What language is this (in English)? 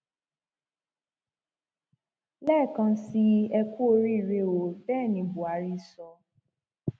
Yoruba